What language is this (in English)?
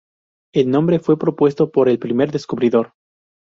Spanish